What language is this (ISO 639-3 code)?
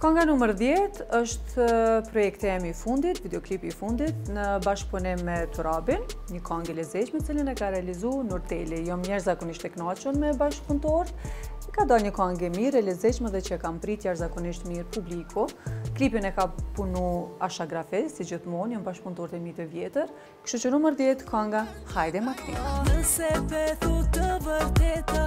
ron